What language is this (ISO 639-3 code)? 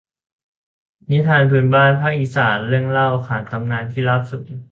tha